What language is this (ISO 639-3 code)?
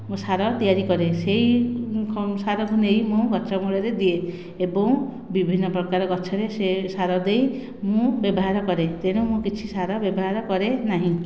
ori